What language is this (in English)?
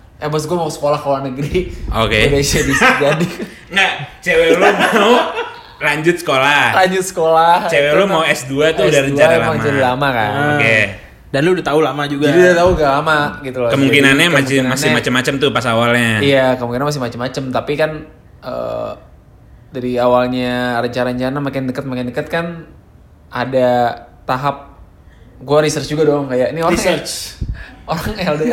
Indonesian